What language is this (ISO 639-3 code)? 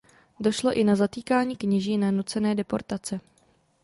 ces